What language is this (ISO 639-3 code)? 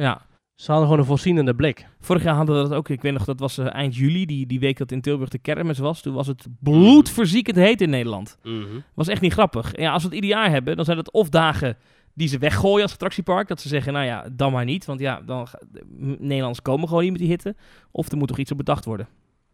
nld